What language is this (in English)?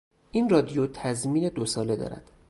Persian